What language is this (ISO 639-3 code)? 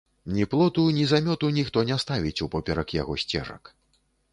bel